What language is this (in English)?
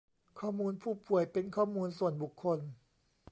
Thai